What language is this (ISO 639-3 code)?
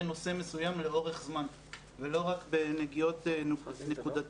heb